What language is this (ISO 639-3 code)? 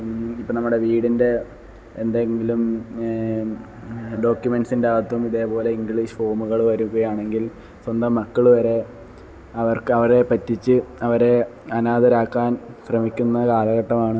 mal